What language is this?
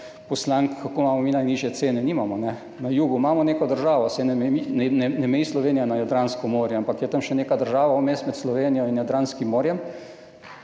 Slovenian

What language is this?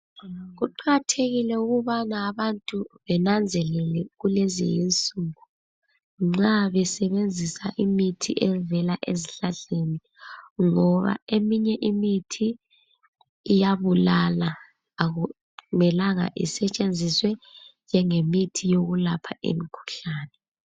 North Ndebele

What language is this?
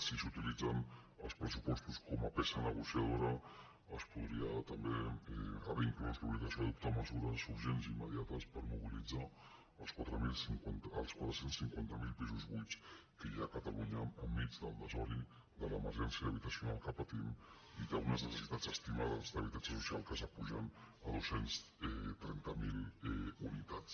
Catalan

